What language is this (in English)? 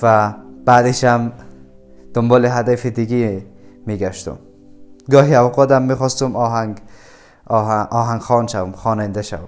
Persian